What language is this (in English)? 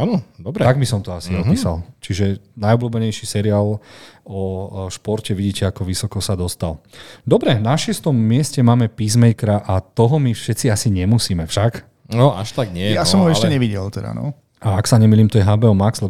Slovak